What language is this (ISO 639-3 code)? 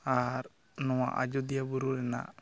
sat